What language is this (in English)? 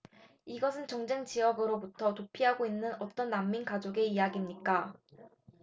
Korean